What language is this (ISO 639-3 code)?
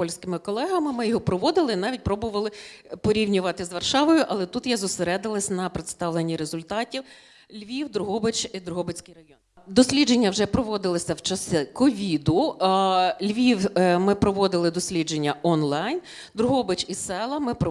ukr